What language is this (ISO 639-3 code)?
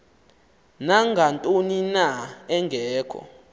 xho